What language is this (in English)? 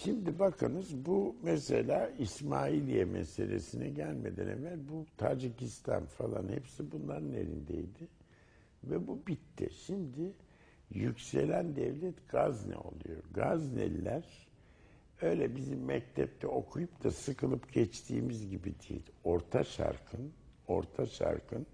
Turkish